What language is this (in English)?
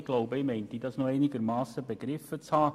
Swiss German